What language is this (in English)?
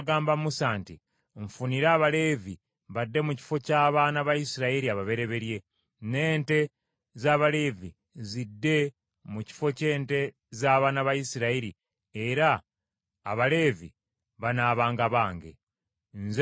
Ganda